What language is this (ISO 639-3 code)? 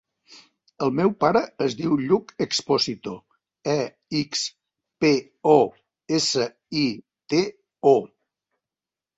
cat